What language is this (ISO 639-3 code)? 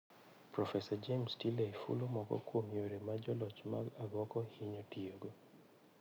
luo